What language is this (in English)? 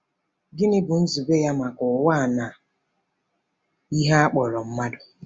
Igbo